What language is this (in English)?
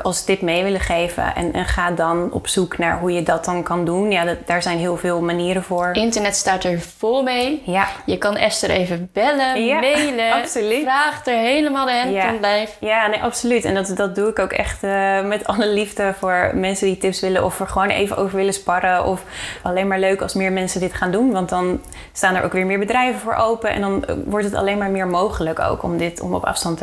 Dutch